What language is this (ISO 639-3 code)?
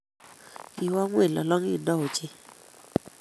kln